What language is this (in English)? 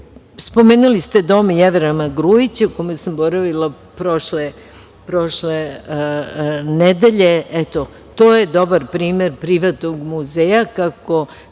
Serbian